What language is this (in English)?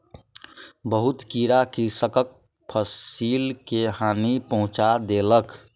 Maithili